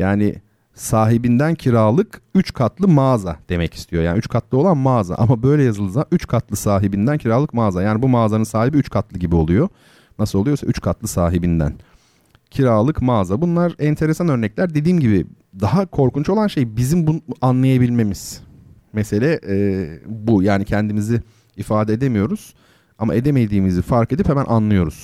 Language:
Turkish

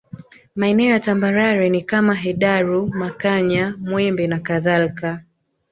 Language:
Swahili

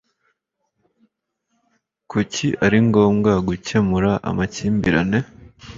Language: Kinyarwanda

